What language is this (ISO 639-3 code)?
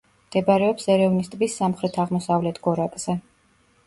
kat